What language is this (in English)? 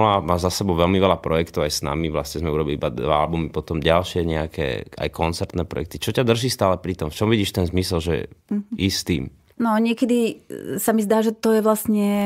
Slovak